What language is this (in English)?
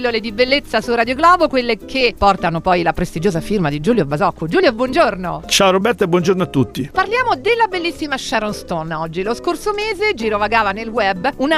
Italian